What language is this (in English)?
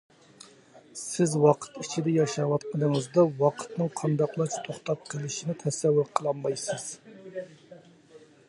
Uyghur